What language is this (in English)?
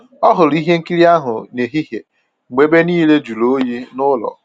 Igbo